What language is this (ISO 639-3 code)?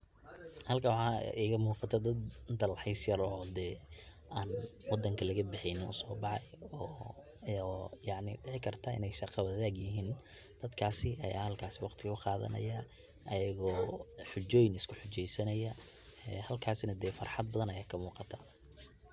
som